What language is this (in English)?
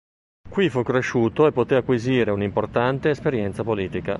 Italian